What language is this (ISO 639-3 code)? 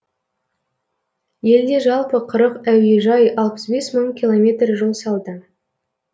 kaz